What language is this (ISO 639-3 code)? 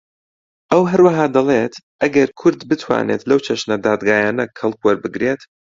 ckb